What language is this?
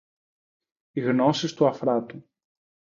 Greek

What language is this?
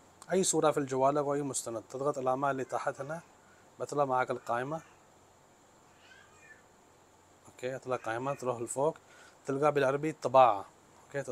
Arabic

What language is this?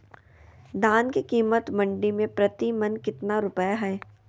Magahi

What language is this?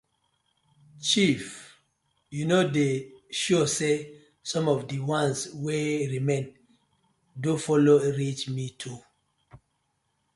Nigerian Pidgin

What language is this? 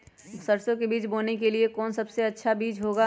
Magahi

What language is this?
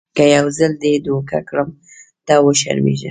Pashto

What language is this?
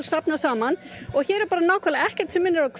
Icelandic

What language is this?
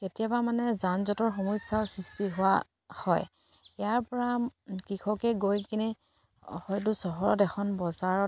Assamese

